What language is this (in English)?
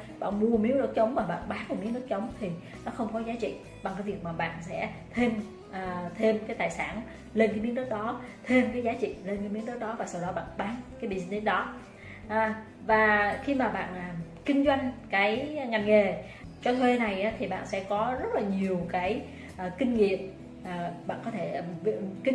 Vietnamese